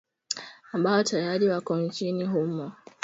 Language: Swahili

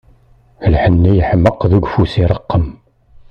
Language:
Kabyle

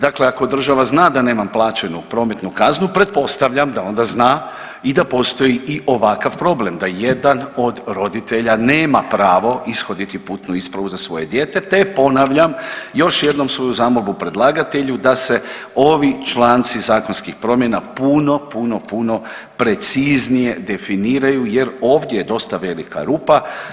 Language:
Croatian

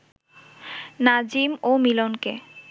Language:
Bangla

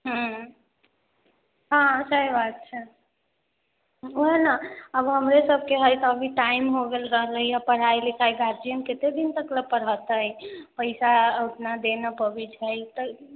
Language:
Maithili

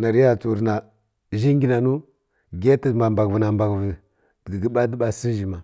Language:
Kirya-Konzəl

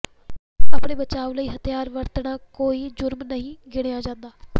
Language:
Punjabi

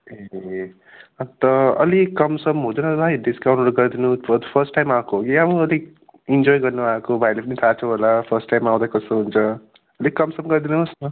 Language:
Nepali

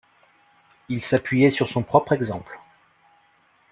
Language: French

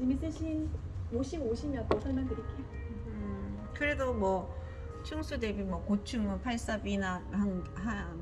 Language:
Korean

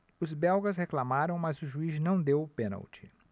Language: Portuguese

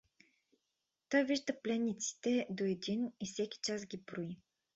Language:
Bulgarian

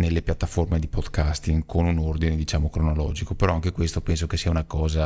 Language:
Italian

